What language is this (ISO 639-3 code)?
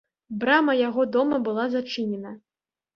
bel